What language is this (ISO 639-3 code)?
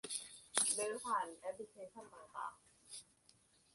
tha